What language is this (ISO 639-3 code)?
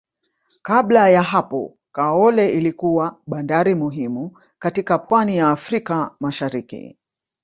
swa